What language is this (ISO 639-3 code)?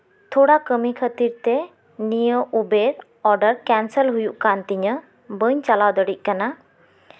sat